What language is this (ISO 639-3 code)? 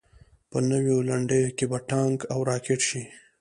pus